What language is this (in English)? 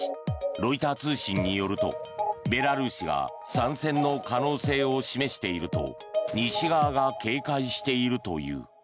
Japanese